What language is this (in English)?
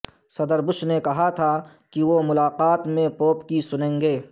Urdu